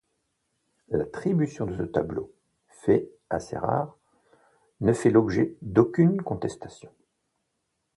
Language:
French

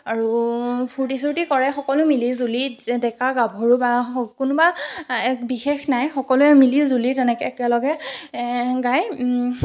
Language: Assamese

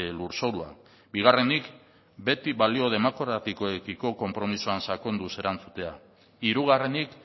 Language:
Basque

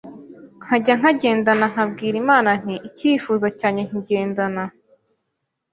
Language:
Kinyarwanda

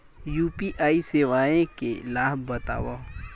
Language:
Chhattisgarhi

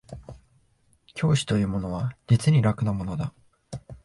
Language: Japanese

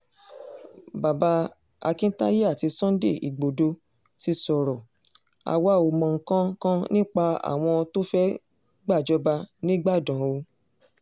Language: Yoruba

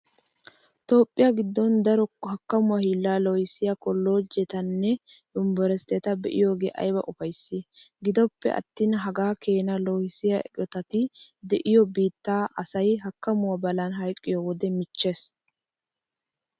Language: Wolaytta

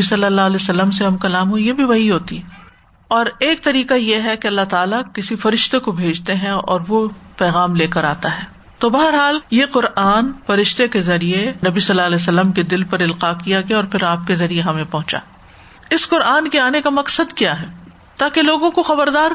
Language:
Urdu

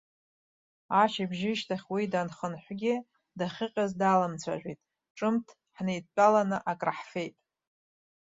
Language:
Abkhazian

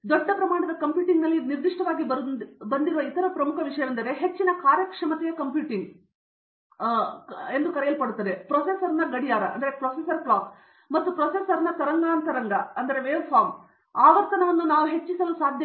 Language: Kannada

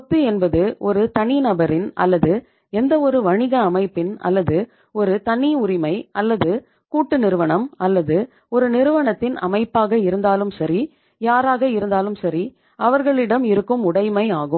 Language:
Tamil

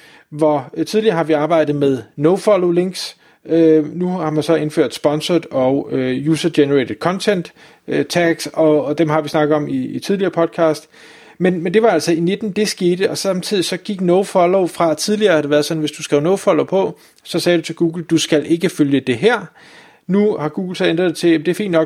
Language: Danish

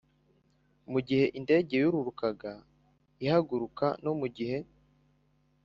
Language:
Kinyarwanda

